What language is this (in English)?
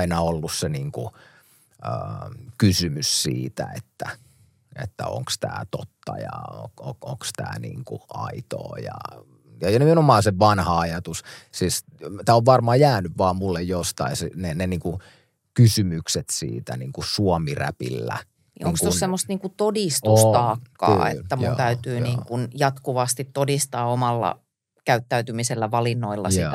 Finnish